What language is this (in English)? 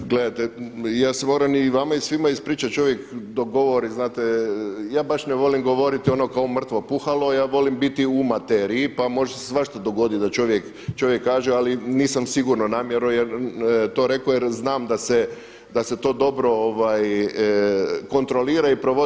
Croatian